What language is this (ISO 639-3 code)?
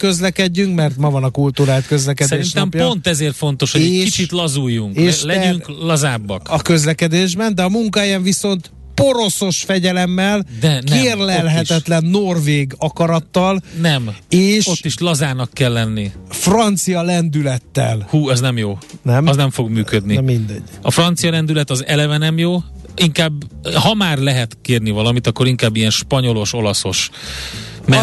hun